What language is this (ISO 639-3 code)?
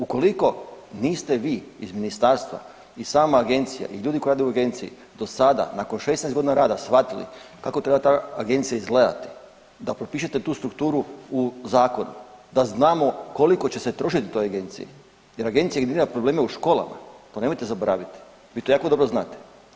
hrv